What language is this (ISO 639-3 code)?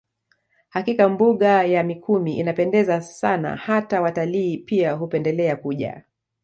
swa